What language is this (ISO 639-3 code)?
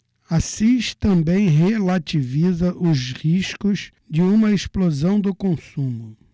por